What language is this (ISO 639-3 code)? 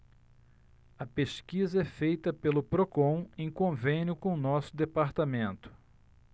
por